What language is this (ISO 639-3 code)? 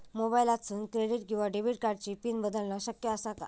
mar